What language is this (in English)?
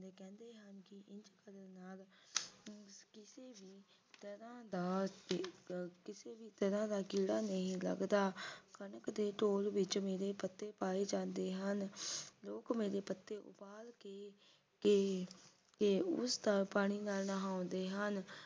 Punjabi